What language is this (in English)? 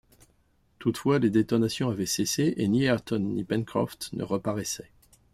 French